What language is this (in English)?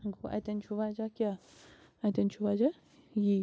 Kashmiri